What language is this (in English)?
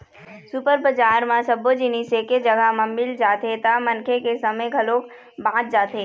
Chhattisgarhi